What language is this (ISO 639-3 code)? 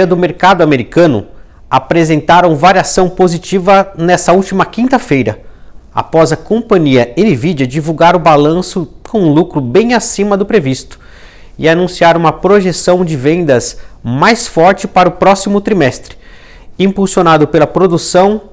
por